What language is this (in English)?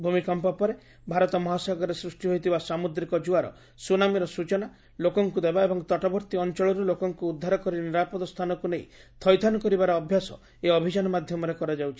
Odia